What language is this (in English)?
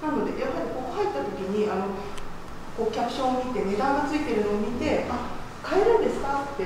Japanese